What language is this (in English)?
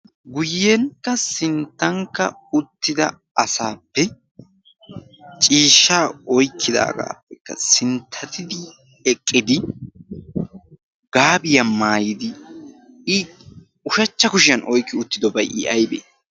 Wolaytta